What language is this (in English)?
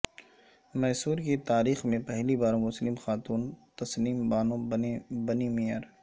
Urdu